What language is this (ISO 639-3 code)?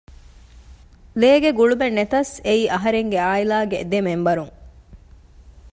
div